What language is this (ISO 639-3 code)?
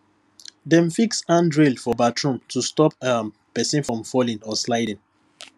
pcm